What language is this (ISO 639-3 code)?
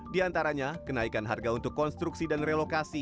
ind